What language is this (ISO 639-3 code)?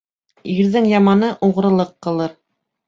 bak